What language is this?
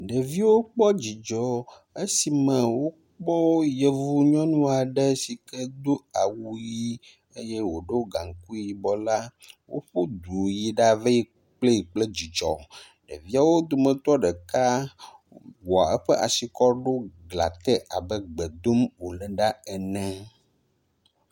Ewe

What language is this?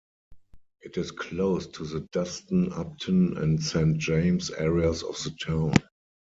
English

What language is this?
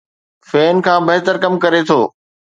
Sindhi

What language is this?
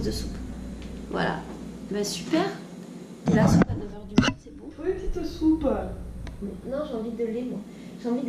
French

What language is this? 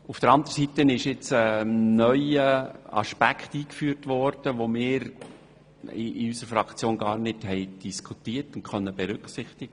Swiss German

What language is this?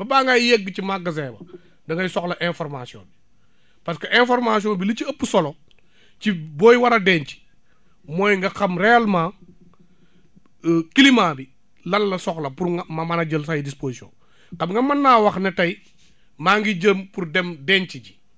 Wolof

